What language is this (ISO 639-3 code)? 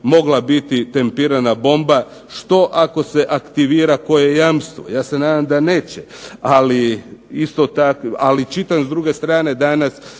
hrv